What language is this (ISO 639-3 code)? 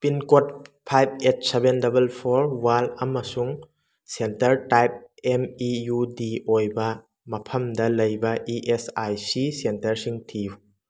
mni